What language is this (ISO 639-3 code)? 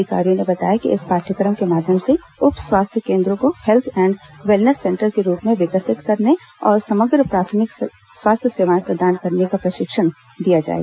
hin